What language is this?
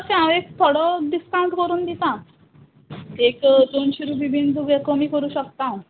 Konkani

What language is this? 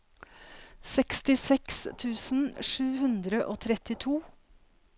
Norwegian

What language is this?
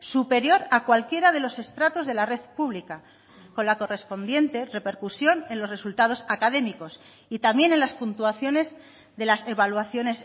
Spanish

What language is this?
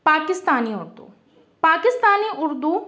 Urdu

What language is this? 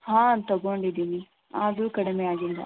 Kannada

